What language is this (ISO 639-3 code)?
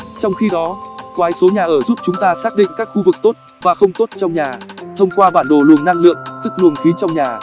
vie